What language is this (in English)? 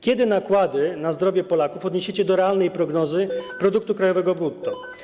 Polish